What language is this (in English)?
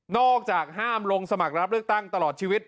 Thai